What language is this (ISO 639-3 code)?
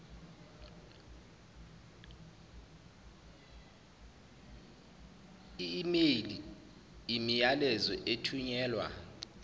zul